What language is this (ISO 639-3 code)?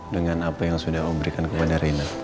ind